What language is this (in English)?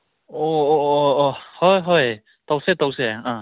Manipuri